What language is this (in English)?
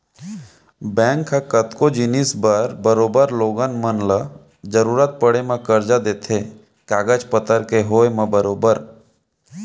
Chhattisgarhi